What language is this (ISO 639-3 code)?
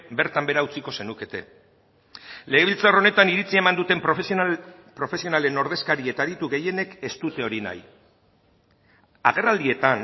eus